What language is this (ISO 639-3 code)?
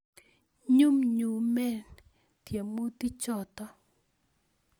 kln